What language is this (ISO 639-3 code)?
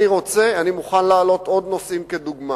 heb